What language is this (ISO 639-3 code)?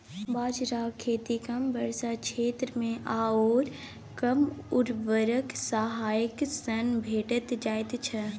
mai